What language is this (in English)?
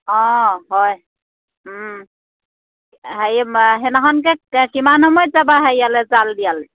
Assamese